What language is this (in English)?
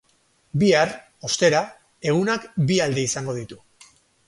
Basque